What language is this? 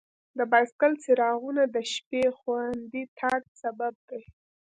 Pashto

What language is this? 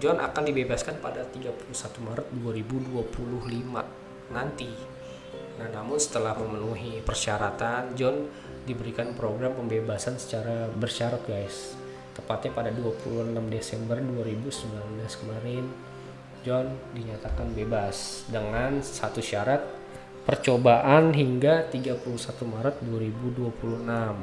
Indonesian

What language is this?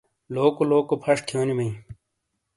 Shina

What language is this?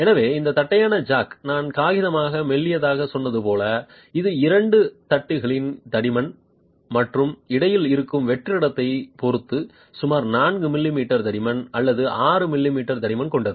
Tamil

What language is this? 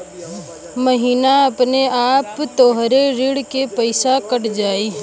Bhojpuri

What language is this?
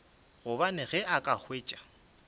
Northern Sotho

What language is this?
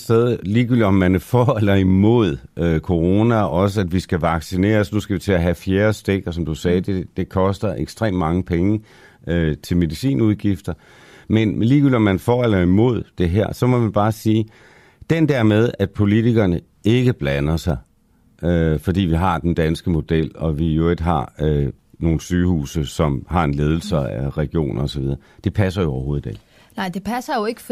Danish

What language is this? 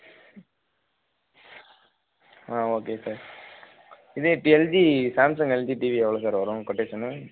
Tamil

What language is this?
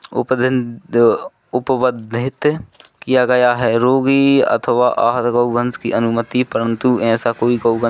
Hindi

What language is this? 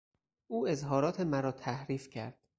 Persian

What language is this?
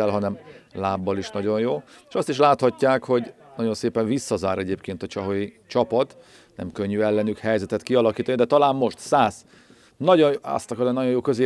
Hungarian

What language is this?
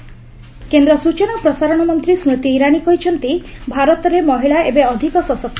Odia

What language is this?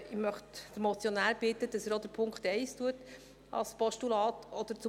Swiss German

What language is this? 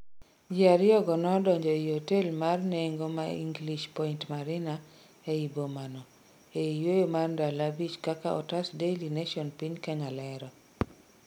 Luo (Kenya and Tanzania)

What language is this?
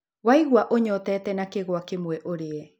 Kikuyu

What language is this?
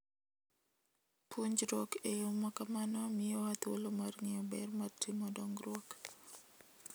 Luo (Kenya and Tanzania)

